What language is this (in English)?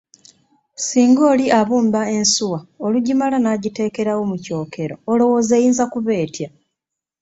Ganda